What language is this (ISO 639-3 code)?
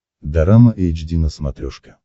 rus